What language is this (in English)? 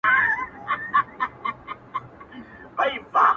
Pashto